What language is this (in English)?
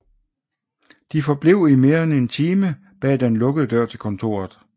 Danish